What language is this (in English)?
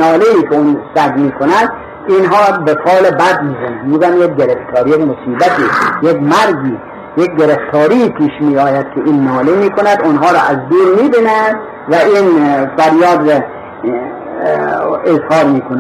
Persian